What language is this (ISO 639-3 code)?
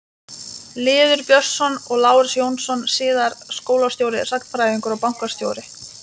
isl